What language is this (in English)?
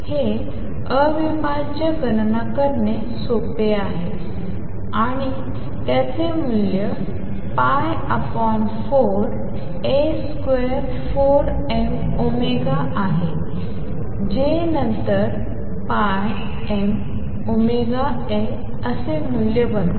Marathi